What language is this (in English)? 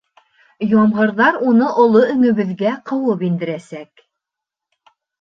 Bashkir